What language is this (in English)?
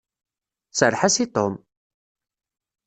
Kabyle